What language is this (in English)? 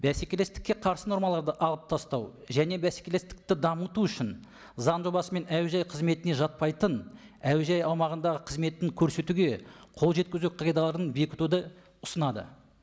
Kazakh